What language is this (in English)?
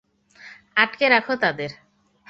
Bangla